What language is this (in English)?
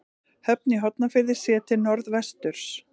Icelandic